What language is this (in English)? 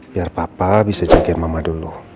Indonesian